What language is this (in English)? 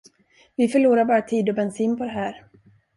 Swedish